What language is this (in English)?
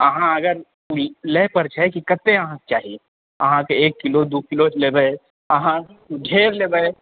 Maithili